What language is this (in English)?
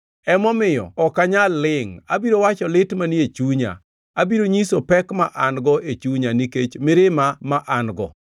Luo (Kenya and Tanzania)